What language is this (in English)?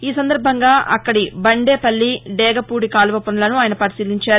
Telugu